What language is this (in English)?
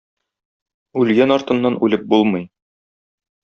Tatar